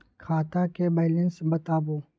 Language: Maithili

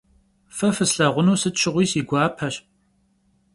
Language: Kabardian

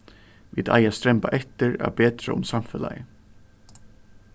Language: Faroese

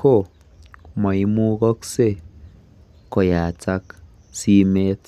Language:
Kalenjin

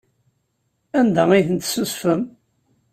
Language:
Kabyle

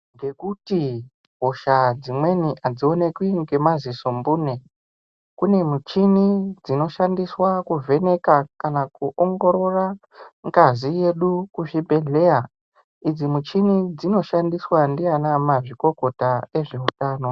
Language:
Ndau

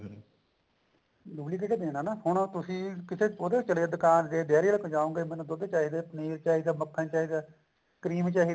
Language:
Punjabi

